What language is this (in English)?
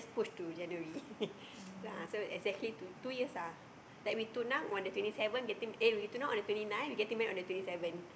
English